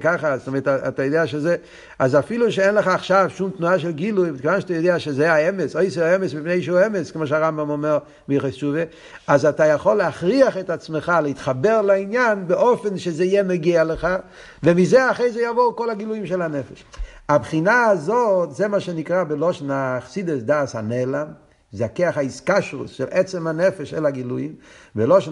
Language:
Hebrew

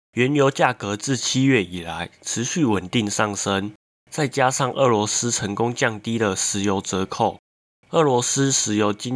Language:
Chinese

